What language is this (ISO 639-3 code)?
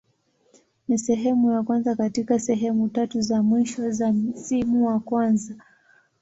swa